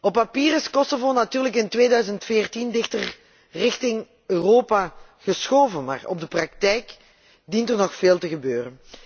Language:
Dutch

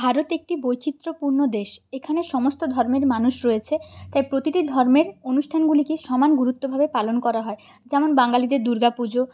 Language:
Bangla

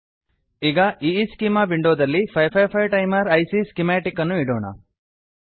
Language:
Kannada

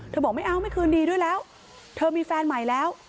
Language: Thai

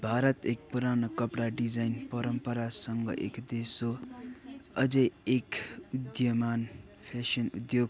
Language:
Nepali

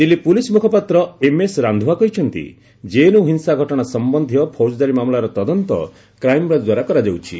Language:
Odia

